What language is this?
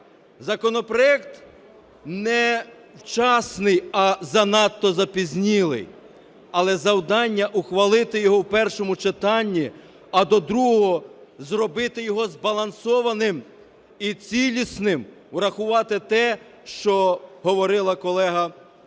Ukrainian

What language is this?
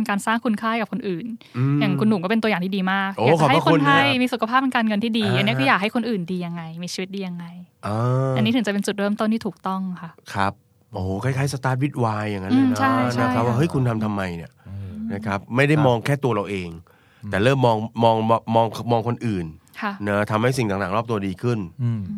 Thai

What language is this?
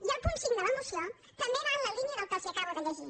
Catalan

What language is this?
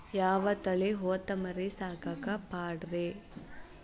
Kannada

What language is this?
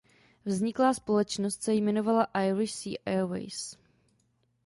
Czech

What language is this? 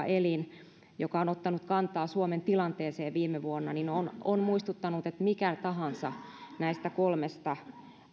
Finnish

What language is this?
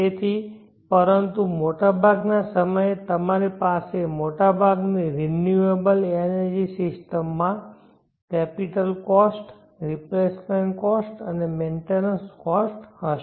Gujarati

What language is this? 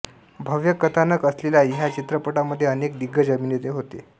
Marathi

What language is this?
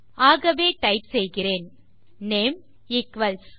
Tamil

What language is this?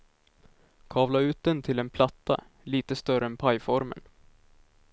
Swedish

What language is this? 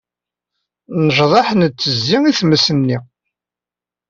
Kabyle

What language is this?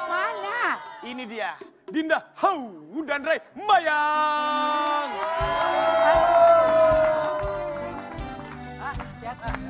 Indonesian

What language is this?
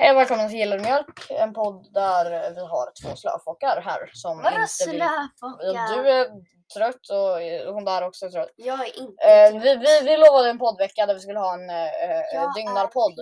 Swedish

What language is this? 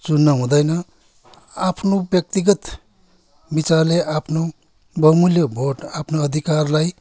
Nepali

